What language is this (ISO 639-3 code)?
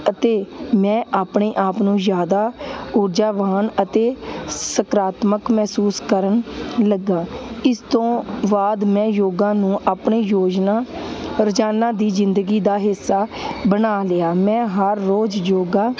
pan